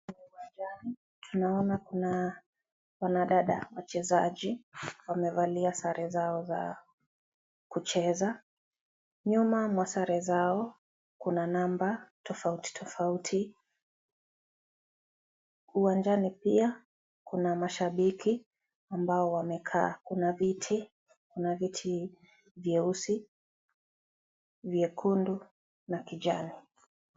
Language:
Swahili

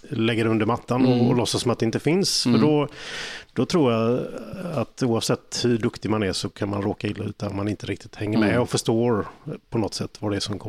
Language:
Swedish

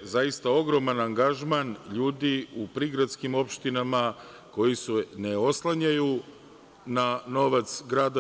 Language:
Serbian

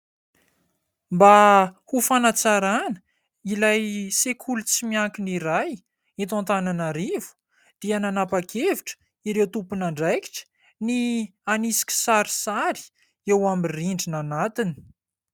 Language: Malagasy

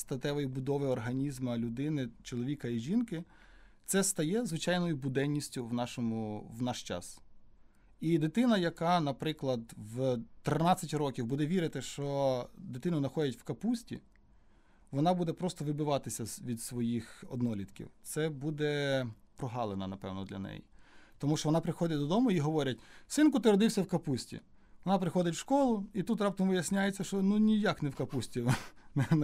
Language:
Ukrainian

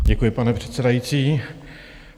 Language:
Czech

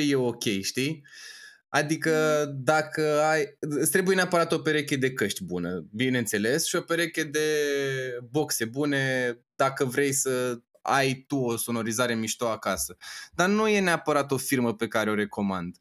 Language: Romanian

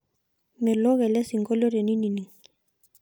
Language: Masai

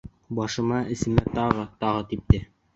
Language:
Bashkir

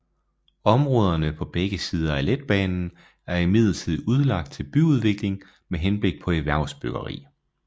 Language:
Danish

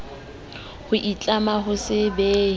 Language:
Southern Sotho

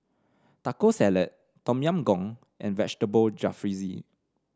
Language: English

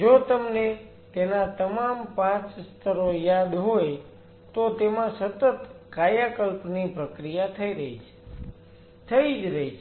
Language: Gujarati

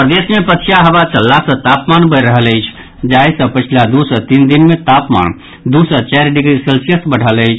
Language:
Maithili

